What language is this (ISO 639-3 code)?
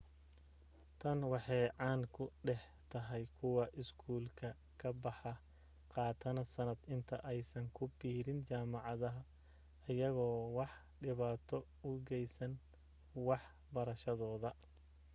som